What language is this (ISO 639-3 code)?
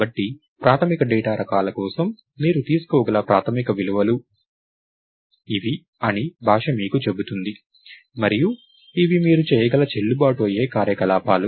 tel